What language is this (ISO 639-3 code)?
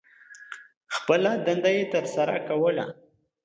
pus